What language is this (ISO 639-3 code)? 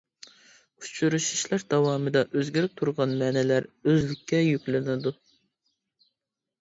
uig